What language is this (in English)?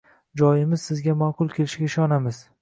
Uzbek